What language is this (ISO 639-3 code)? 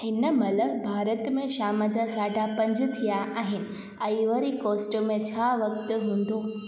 snd